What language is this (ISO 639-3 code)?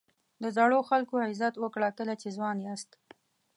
pus